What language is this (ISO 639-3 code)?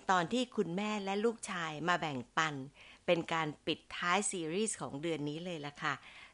tha